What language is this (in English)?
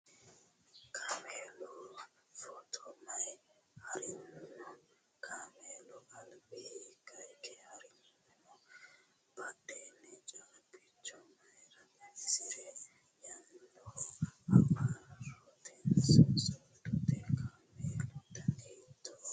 Sidamo